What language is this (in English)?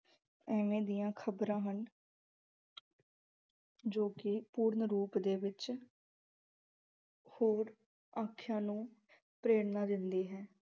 Punjabi